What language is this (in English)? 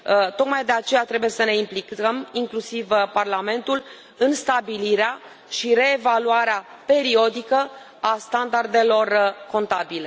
Romanian